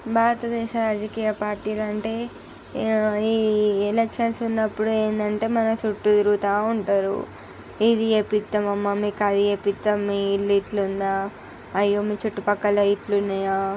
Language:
Telugu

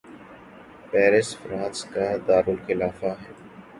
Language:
Urdu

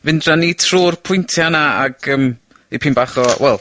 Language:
Welsh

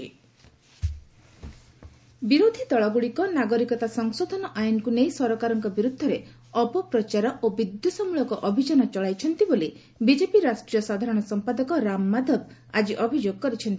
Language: Odia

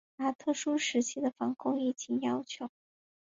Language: Chinese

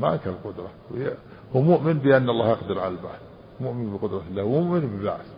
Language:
Arabic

